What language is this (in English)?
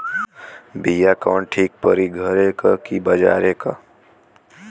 Bhojpuri